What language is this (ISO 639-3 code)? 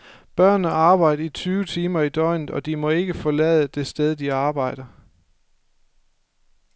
dan